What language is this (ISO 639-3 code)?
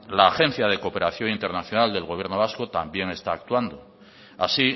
spa